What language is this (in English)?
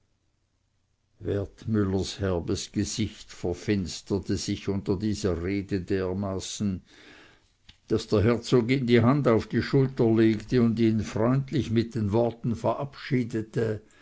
German